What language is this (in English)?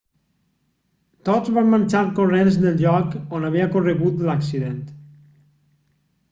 Catalan